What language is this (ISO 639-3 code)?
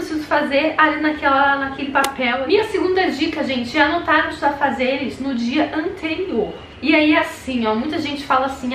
por